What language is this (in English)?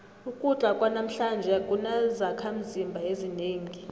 South Ndebele